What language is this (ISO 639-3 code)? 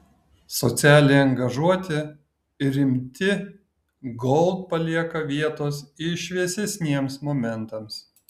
lit